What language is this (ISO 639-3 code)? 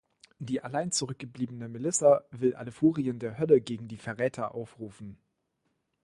deu